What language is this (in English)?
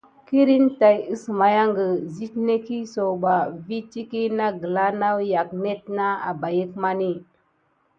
Gidar